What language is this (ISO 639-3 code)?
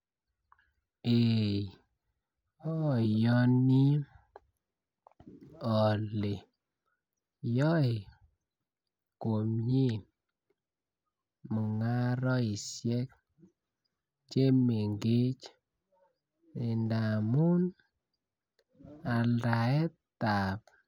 kln